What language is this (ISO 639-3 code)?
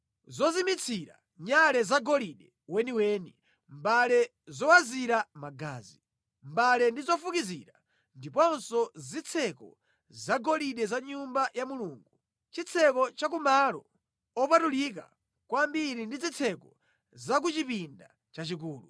nya